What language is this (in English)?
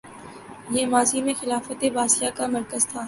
Urdu